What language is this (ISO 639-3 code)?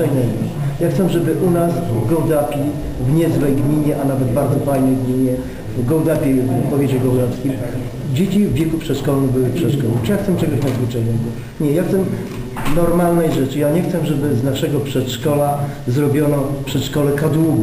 pol